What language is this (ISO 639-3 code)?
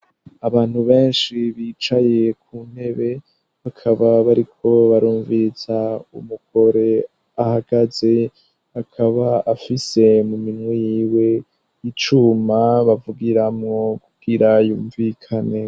run